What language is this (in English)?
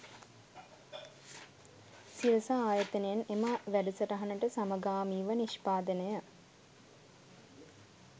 Sinhala